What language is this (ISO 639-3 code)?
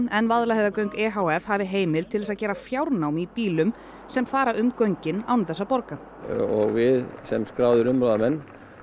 isl